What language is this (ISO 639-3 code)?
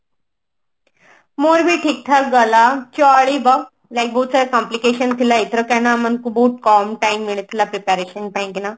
ori